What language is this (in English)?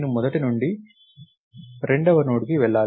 Telugu